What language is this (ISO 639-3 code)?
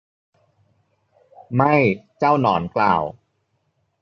tha